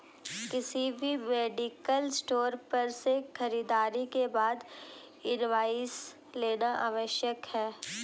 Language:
Hindi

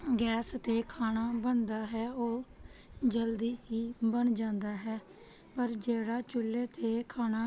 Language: Punjabi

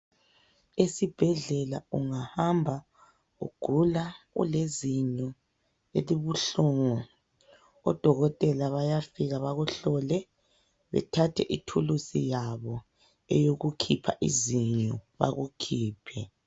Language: North Ndebele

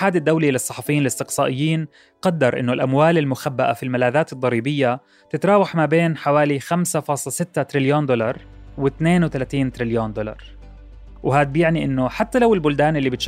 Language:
Arabic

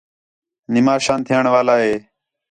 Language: Khetrani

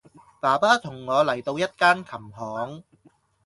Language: Cantonese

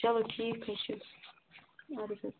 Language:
Kashmiri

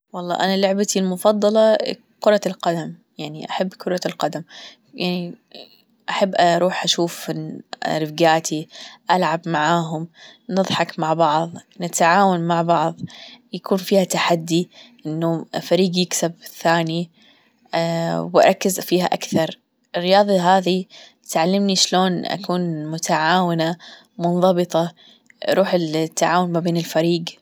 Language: Gulf Arabic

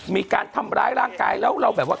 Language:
Thai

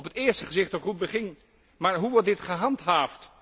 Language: Dutch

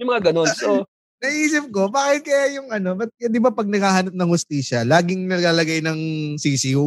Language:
Filipino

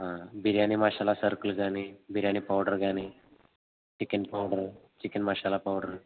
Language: Telugu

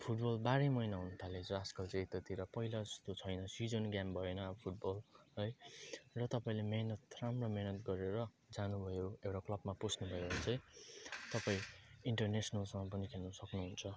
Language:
Nepali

